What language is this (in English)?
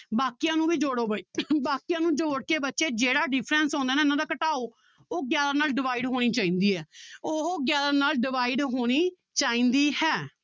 Punjabi